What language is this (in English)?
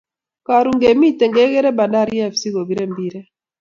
Kalenjin